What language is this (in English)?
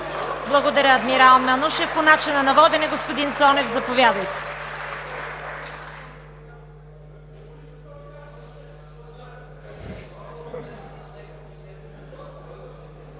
Bulgarian